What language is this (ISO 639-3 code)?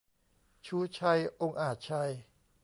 tha